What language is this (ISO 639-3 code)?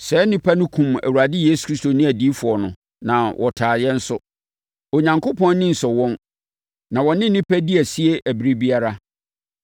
aka